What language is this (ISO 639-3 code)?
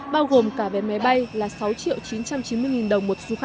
vie